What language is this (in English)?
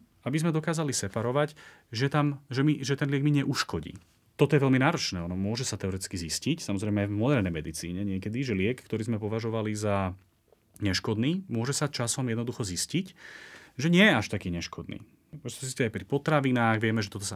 Slovak